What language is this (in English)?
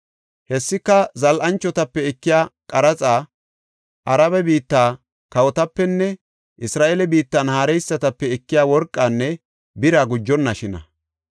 Gofa